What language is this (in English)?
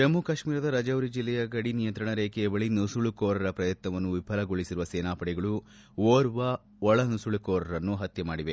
Kannada